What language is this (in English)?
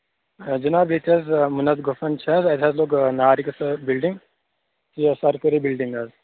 Kashmiri